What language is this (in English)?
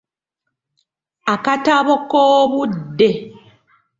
Ganda